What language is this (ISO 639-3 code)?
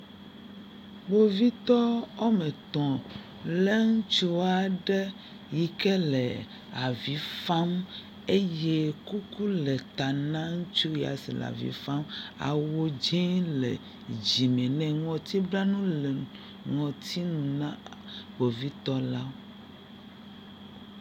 ewe